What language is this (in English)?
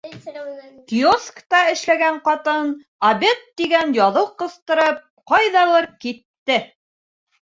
Bashkir